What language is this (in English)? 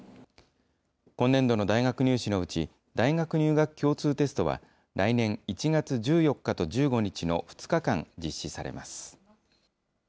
Japanese